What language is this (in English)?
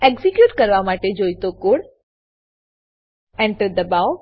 Gujarati